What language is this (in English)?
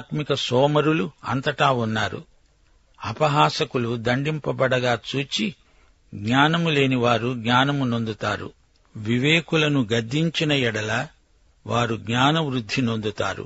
Telugu